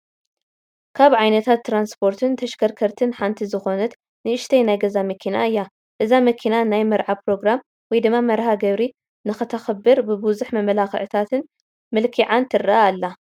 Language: Tigrinya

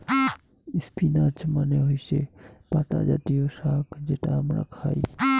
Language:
Bangla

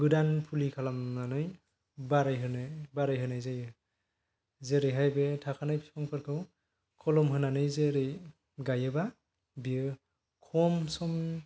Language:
Bodo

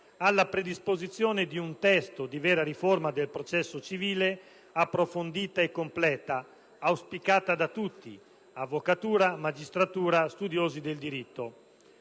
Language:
Italian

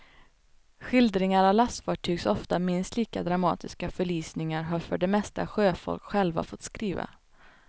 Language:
Swedish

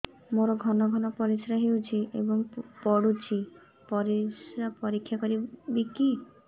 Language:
Odia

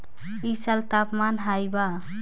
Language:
Bhojpuri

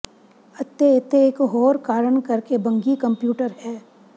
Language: Punjabi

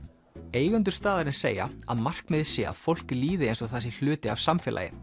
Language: Icelandic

